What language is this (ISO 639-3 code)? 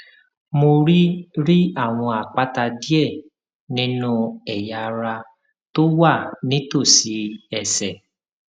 yor